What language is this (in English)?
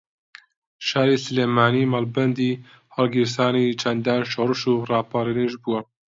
Central Kurdish